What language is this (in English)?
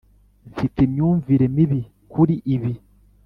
Kinyarwanda